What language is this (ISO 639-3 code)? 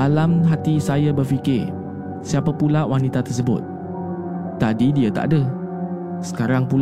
msa